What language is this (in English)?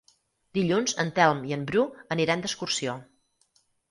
Catalan